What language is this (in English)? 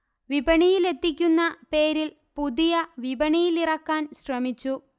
Malayalam